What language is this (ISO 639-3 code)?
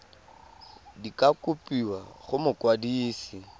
tsn